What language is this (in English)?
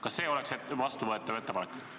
Estonian